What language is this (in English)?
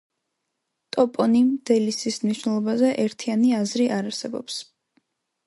Georgian